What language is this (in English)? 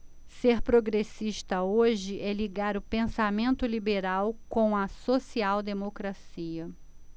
Portuguese